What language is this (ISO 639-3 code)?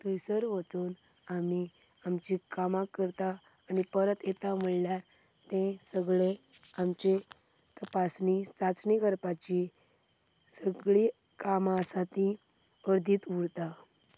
kok